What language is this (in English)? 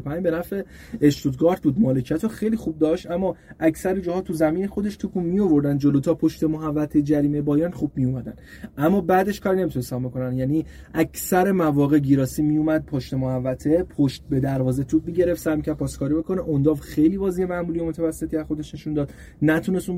Persian